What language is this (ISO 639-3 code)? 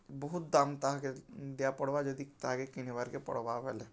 ori